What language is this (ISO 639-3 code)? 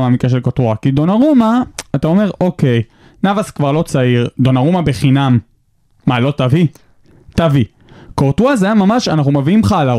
heb